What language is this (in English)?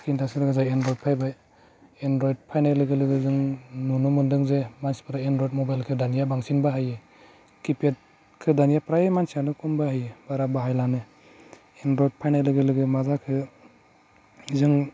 Bodo